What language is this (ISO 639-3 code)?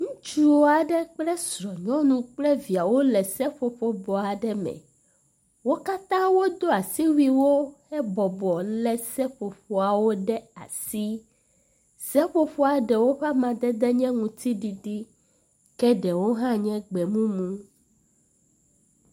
ewe